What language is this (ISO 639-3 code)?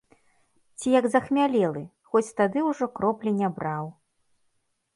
bel